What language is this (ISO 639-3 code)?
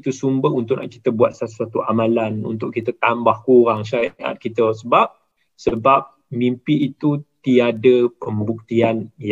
msa